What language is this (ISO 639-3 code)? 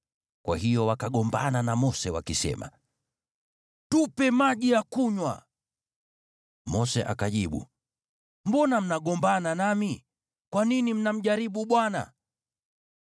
swa